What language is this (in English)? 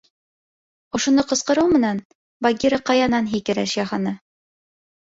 Bashkir